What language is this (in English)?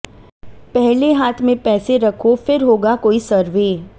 Hindi